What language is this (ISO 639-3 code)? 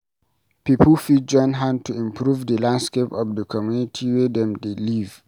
pcm